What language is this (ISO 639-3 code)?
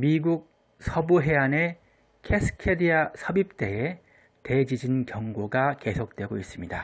kor